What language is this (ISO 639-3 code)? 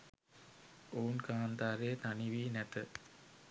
sin